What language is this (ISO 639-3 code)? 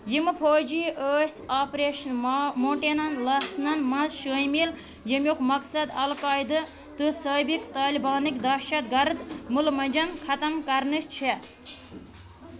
kas